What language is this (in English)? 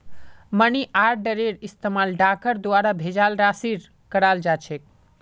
Magahi